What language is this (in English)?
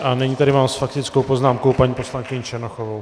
Czech